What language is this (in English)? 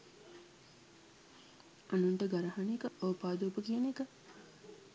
Sinhala